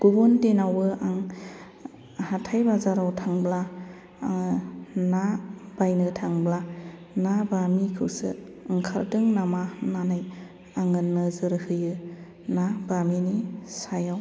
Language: Bodo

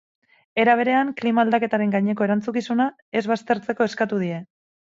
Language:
Basque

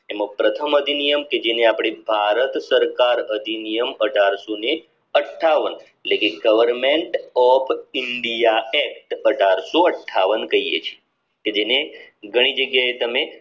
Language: Gujarati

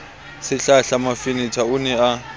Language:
Southern Sotho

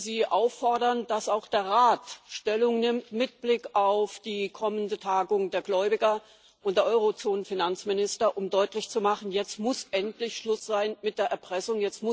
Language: German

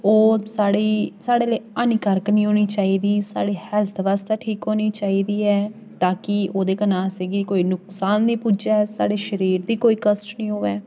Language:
Dogri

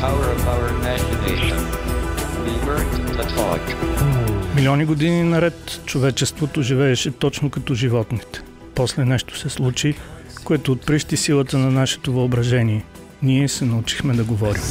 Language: Bulgarian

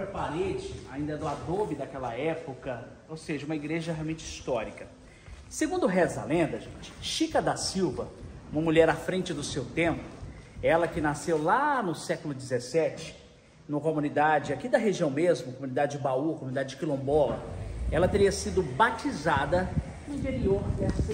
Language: Portuguese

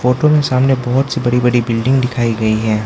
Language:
Hindi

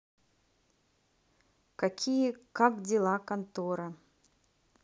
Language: Russian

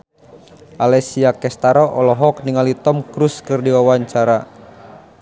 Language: Sundanese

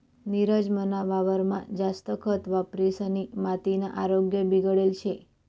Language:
Marathi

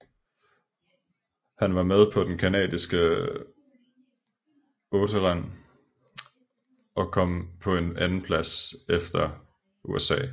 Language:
Danish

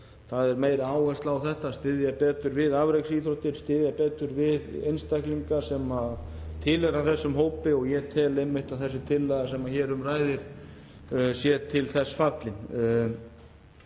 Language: Icelandic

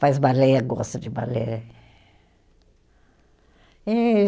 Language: Portuguese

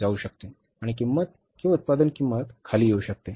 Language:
Marathi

